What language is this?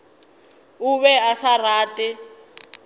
Northern Sotho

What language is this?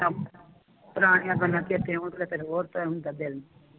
Punjabi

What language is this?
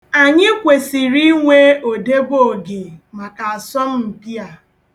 Igbo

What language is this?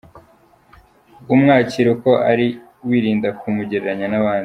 Kinyarwanda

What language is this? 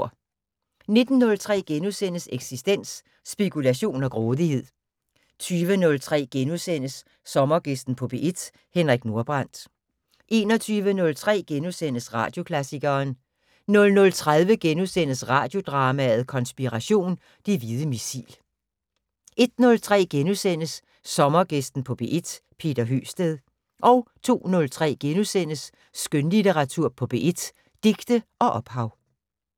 Danish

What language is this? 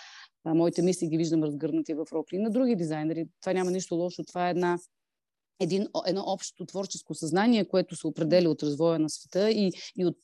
Bulgarian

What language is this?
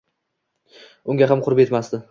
Uzbek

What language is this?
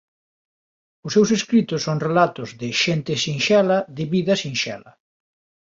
Galician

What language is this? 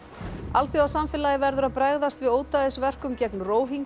Icelandic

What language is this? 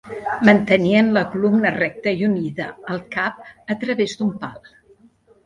Catalan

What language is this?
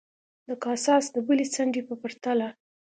Pashto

